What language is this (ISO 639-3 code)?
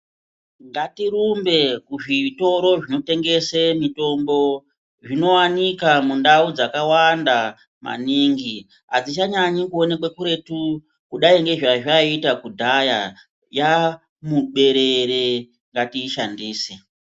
ndc